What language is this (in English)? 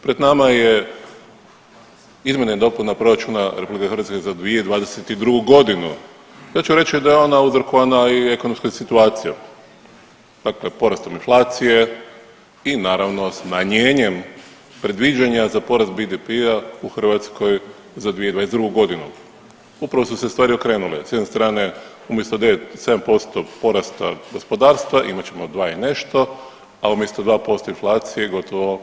Croatian